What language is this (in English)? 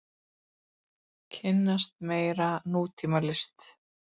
Icelandic